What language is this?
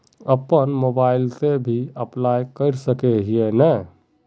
Magahi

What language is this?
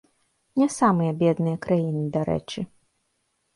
Belarusian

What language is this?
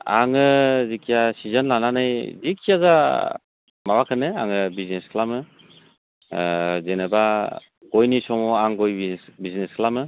Bodo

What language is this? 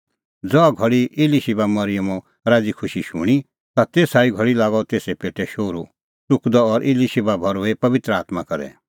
Kullu Pahari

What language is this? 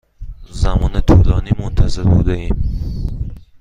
Persian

